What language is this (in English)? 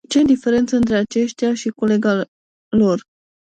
Romanian